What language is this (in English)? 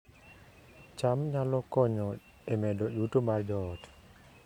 Luo (Kenya and Tanzania)